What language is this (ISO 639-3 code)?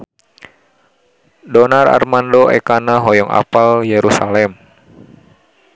sun